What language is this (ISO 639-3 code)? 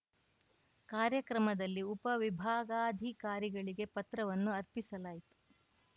kan